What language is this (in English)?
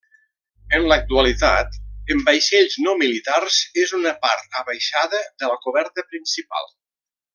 Catalan